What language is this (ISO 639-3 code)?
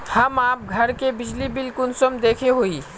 mag